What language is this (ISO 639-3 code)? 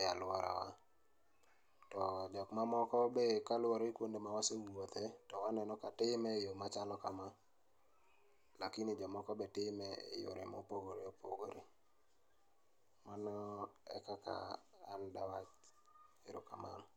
luo